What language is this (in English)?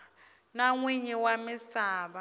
Tsonga